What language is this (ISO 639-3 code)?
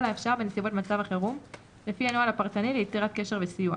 heb